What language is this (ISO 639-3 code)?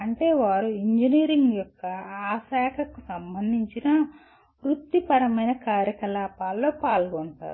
tel